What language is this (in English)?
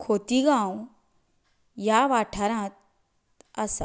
Konkani